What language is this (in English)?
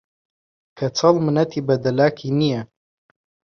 Central Kurdish